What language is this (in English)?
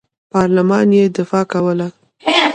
Pashto